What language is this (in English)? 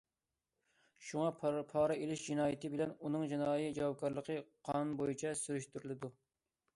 Uyghur